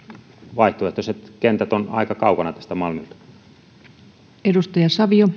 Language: Finnish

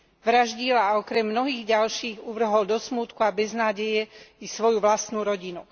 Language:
Slovak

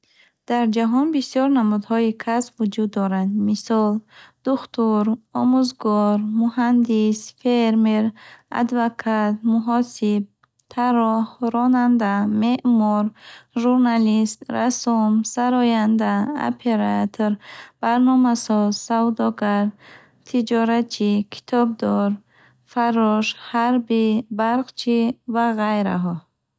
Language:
Bukharic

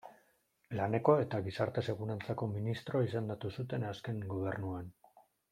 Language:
Basque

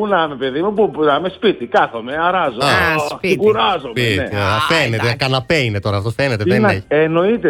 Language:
Greek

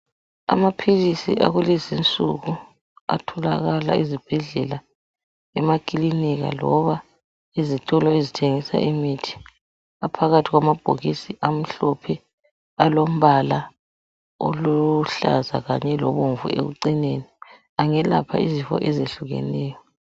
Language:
North Ndebele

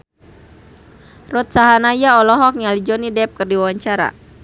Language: Sundanese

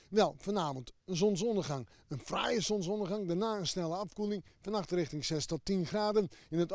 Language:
Dutch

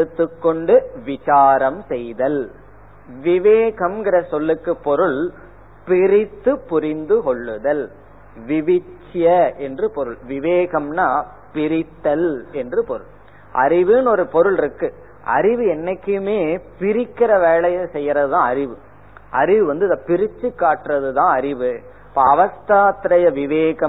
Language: Tamil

